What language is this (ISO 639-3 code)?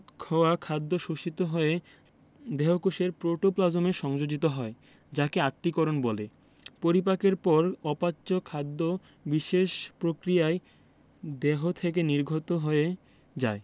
ben